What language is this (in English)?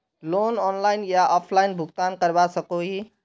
Magahi